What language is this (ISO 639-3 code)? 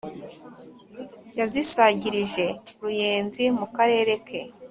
kin